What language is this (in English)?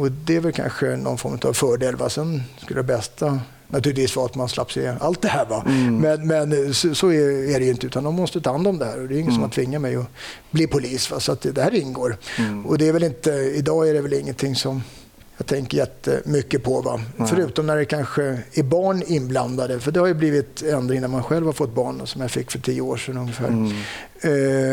Swedish